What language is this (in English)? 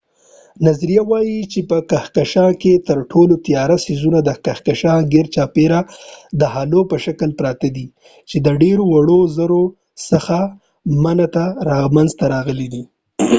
Pashto